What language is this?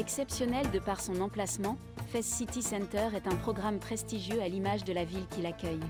French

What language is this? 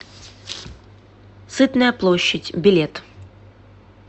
Russian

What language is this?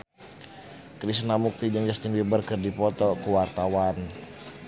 Sundanese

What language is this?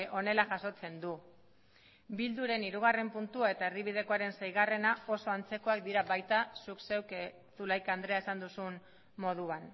Basque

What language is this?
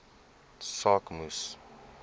Afrikaans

